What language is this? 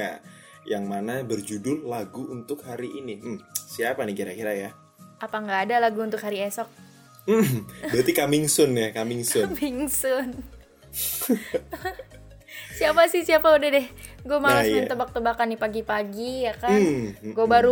Indonesian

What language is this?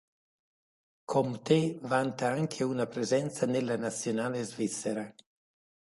Italian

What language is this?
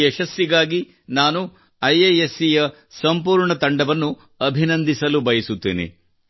Kannada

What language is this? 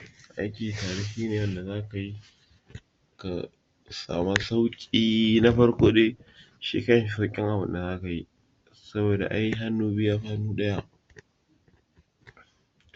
Hausa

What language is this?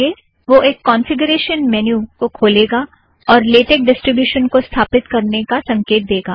Hindi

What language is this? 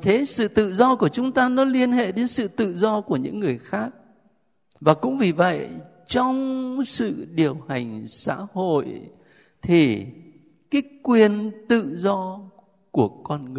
Vietnamese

